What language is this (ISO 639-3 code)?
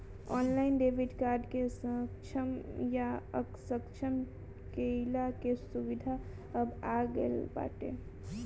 bho